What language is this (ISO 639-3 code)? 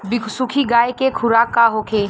bho